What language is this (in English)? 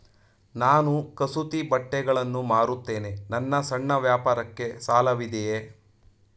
Kannada